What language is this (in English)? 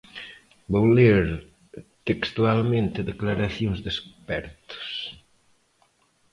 Galician